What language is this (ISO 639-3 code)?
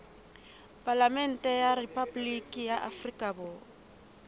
sot